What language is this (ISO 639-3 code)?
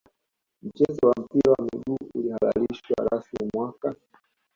swa